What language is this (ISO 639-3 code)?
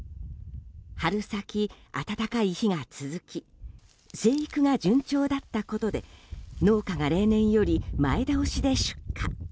jpn